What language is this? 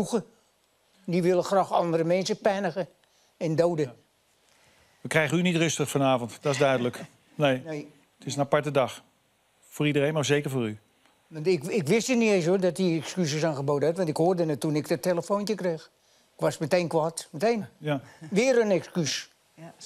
Dutch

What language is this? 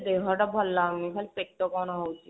Odia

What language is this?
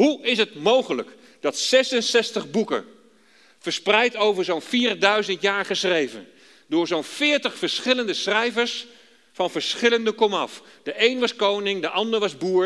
Dutch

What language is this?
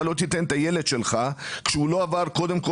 Hebrew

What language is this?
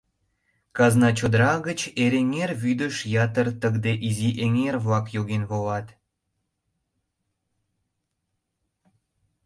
Mari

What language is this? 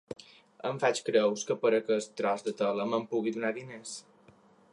Catalan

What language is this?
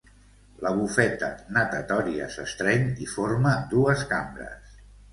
Catalan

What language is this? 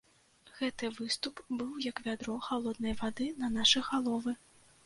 Belarusian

